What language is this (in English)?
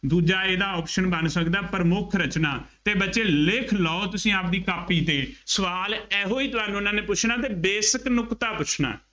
Punjabi